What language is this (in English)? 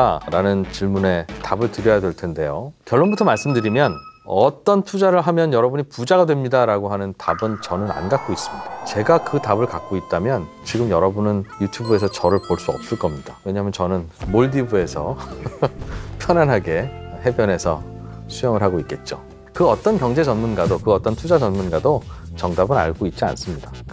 Korean